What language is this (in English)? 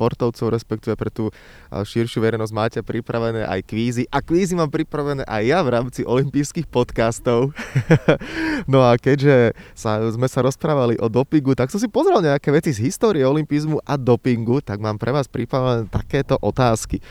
Slovak